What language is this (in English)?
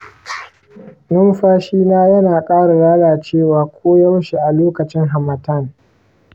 Hausa